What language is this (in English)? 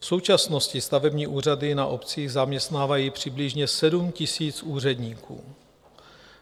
Czech